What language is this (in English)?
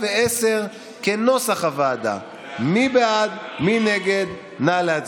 Hebrew